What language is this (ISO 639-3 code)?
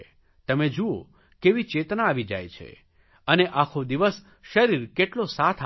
guj